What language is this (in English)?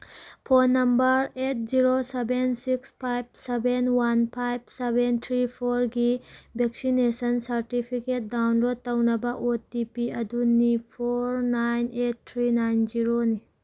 Manipuri